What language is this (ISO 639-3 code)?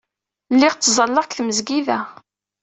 kab